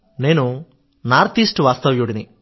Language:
Telugu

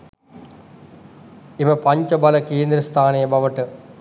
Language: Sinhala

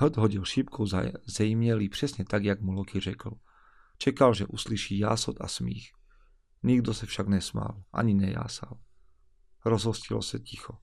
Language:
Slovak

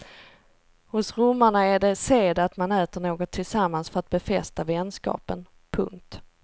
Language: Swedish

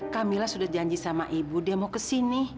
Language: Indonesian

